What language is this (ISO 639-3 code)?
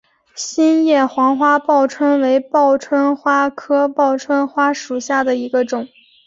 zho